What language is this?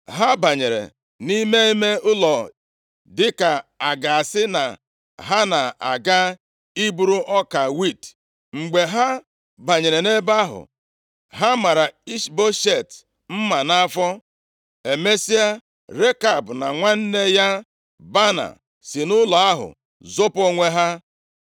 Igbo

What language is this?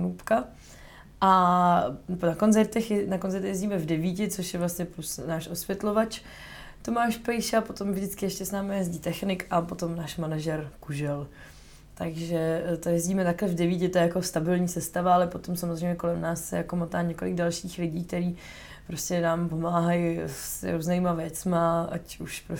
Czech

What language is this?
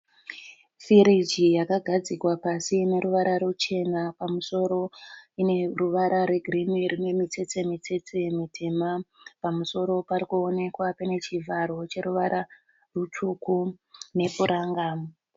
Shona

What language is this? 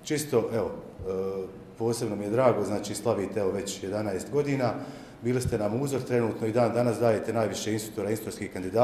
Croatian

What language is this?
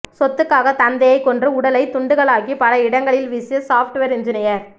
Tamil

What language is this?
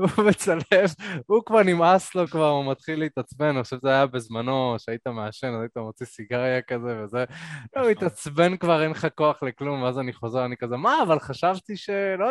Hebrew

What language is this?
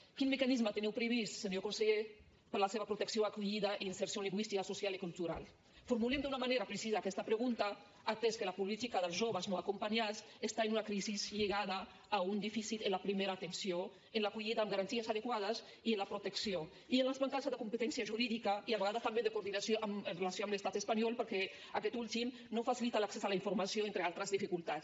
Catalan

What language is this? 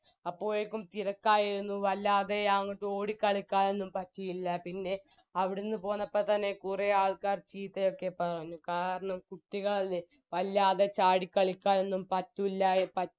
Malayalam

